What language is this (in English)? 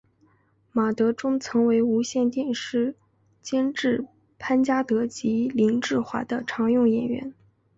Chinese